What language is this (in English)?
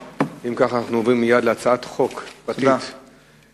Hebrew